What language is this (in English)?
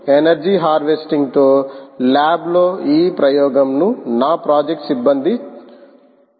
Telugu